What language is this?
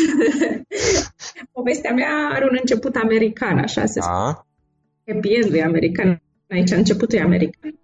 Romanian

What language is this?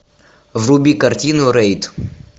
Russian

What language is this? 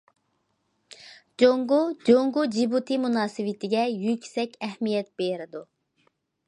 Uyghur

